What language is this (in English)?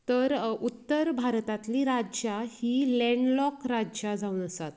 Konkani